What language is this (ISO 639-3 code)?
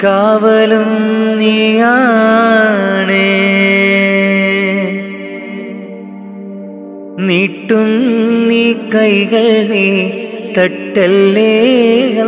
mal